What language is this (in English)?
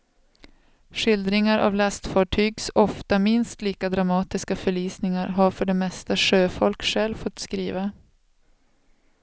Swedish